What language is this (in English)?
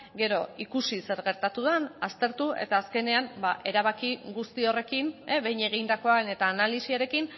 Basque